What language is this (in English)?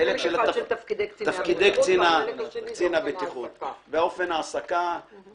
Hebrew